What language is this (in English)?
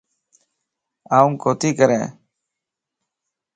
Lasi